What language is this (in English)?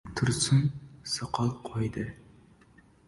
Uzbek